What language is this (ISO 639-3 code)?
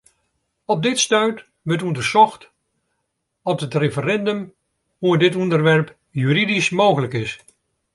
fry